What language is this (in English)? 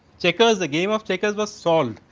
English